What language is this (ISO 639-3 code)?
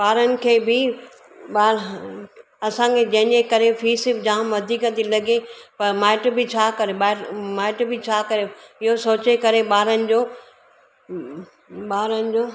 snd